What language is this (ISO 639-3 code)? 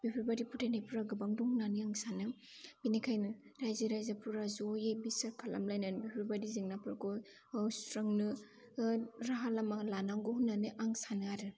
brx